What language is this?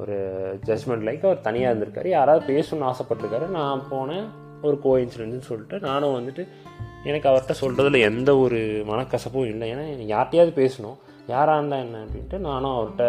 Tamil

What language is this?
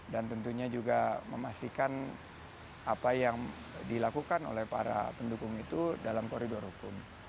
Indonesian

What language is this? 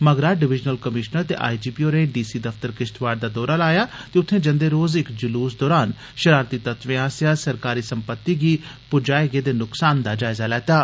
Dogri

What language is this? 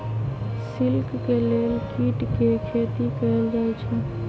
Magahi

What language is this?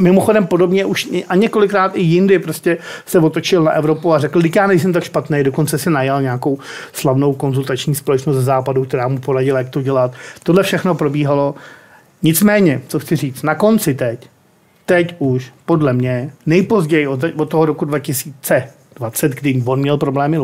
Czech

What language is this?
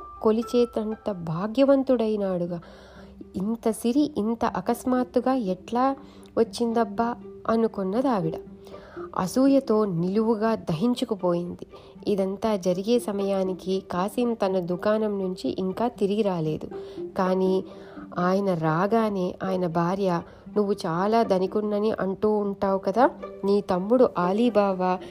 Telugu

